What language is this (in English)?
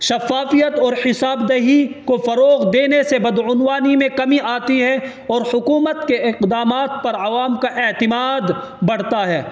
Urdu